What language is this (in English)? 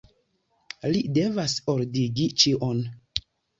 Esperanto